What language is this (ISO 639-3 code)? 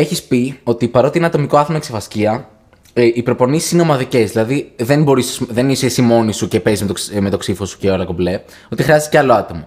ell